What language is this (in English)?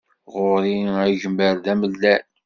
Kabyle